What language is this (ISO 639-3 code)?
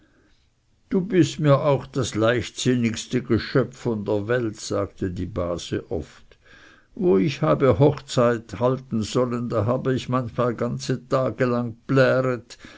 deu